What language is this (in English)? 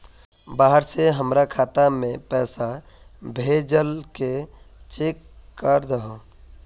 Magahi